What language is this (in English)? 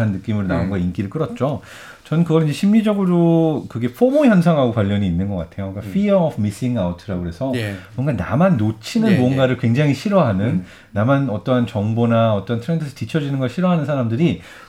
Korean